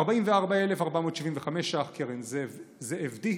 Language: Hebrew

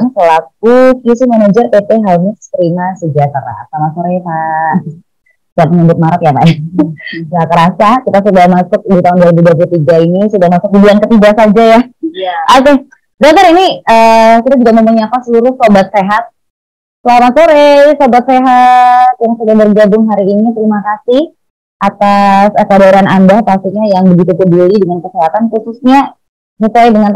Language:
Indonesian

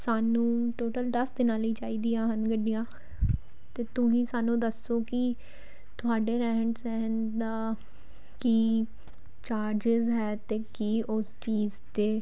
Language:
Punjabi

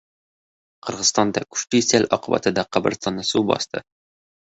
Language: Uzbek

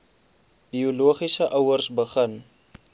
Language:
Afrikaans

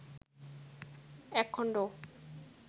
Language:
Bangla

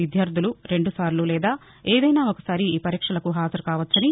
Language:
Telugu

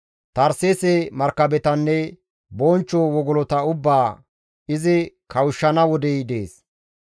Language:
Gamo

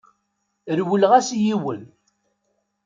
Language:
Kabyle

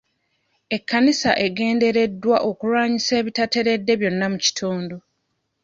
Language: Ganda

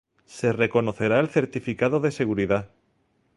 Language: Spanish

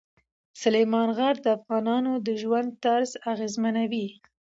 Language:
Pashto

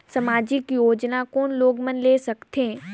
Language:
Chhattisgarhi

